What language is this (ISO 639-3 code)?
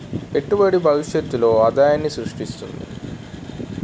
tel